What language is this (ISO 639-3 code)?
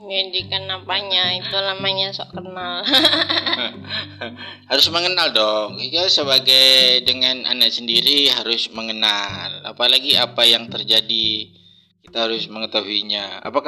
ind